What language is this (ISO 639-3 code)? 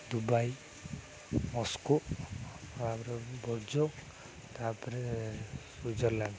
ori